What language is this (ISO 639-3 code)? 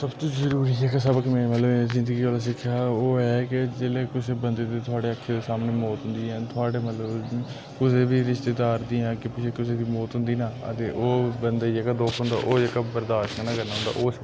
doi